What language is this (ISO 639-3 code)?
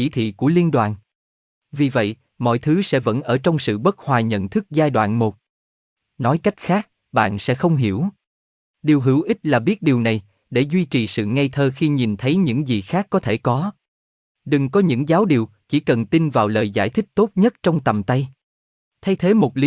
vie